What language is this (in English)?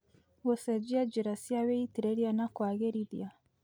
Kikuyu